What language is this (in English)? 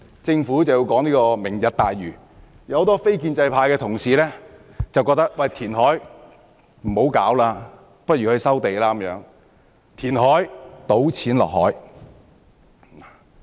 Cantonese